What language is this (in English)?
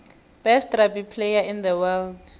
South Ndebele